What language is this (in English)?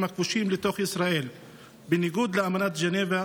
Hebrew